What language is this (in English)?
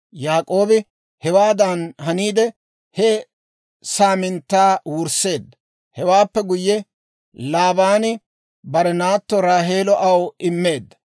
Dawro